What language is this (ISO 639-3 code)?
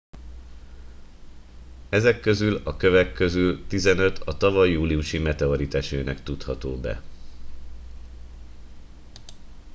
hun